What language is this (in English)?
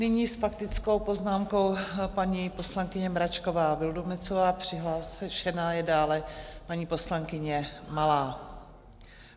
Czech